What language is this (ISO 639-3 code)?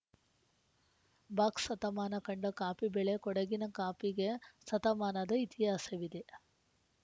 kan